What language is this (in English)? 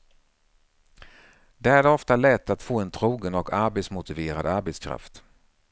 Swedish